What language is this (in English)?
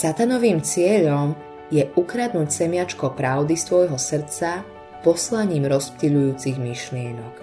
Slovak